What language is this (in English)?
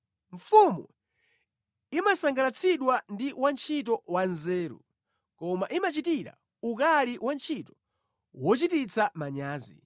Nyanja